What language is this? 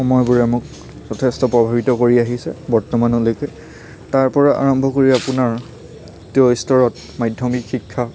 Assamese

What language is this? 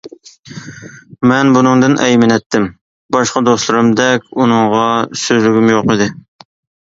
Uyghur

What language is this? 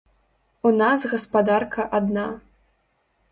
Belarusian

